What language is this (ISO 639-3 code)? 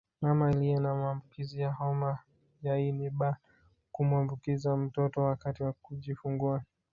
swa